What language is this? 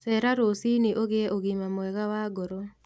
Kikuyu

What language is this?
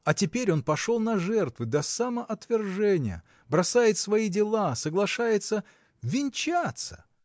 Russian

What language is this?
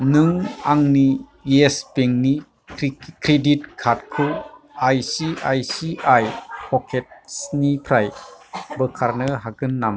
Bodo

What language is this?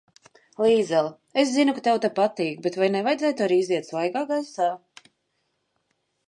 Latvian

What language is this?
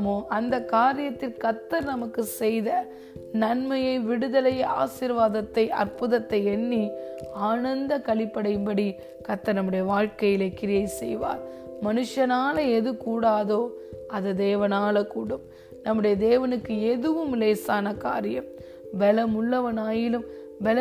Tamil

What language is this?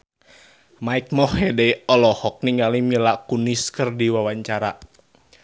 Sundanese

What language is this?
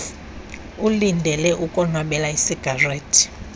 Xhosa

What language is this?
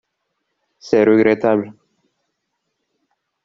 French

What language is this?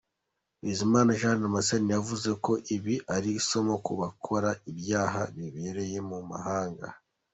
Kinyarwanda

